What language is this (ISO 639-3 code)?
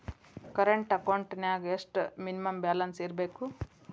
kan